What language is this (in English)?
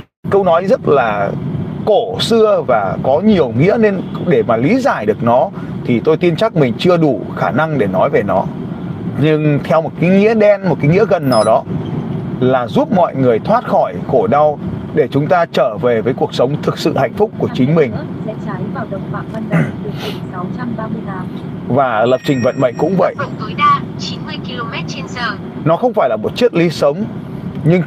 Vietnamese